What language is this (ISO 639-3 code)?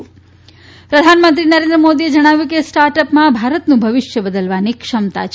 guj